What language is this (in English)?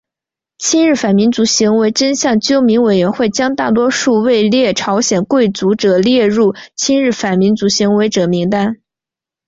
Chinese